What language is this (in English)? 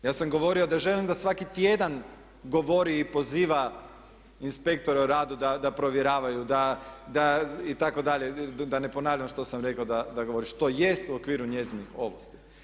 Croatian